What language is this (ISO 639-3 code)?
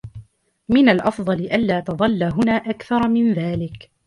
ara